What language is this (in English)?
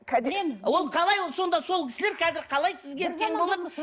Kazakh